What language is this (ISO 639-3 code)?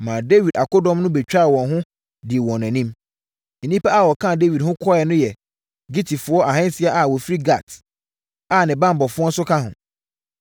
aka